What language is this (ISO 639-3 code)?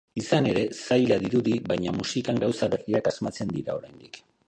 eus